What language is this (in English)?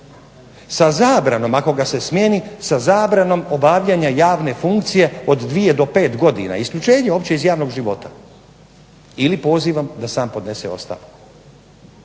Croatian